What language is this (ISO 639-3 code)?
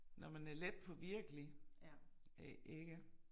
dan